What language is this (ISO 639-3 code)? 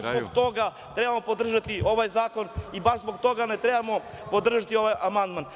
srp